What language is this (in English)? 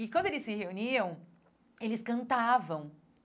Portuguese